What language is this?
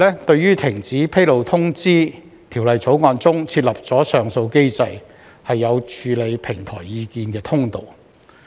Cantonese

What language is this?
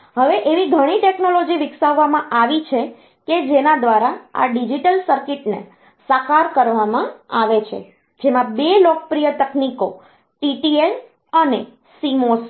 Gujarati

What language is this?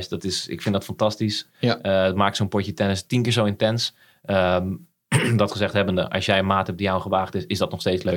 Dutch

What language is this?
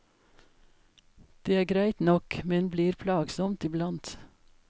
Norwegian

